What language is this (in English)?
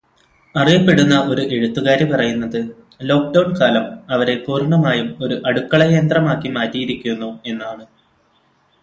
Malayalam